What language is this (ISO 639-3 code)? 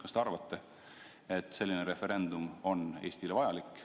est